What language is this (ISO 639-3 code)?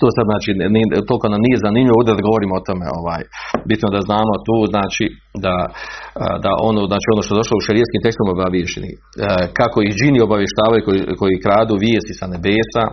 hrv